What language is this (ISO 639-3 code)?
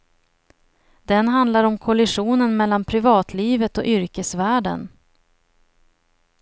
swe